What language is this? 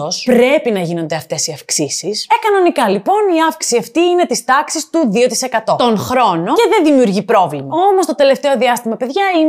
Greek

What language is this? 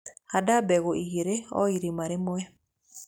Kikuyu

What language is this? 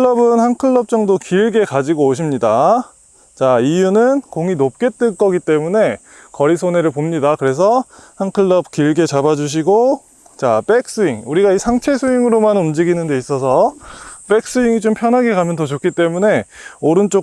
Korean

